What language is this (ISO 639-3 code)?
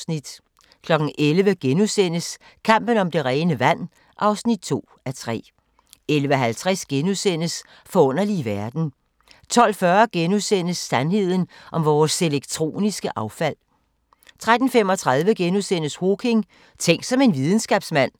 dan